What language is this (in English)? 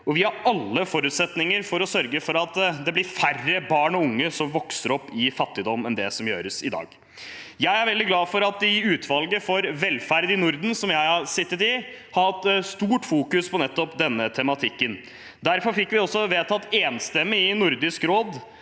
Norwegian